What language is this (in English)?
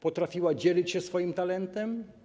Polish